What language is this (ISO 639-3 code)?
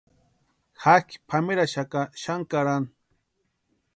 pua